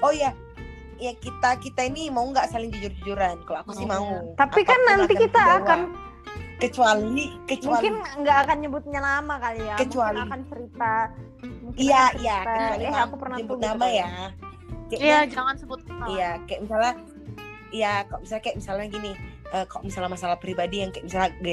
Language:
Indonesian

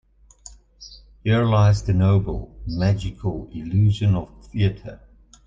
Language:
English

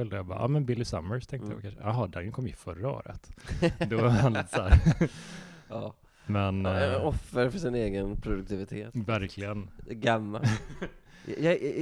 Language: Swedish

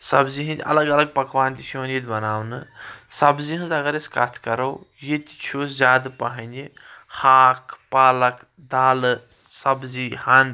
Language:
Kashmiri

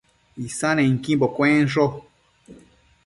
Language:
Matsés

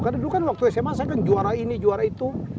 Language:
Indonesian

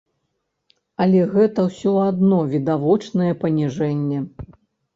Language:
Belarusian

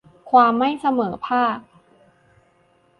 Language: Thai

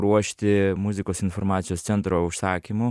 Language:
Lithuanian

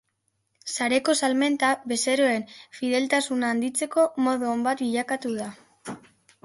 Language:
Basque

